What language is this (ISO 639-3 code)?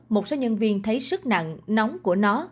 vie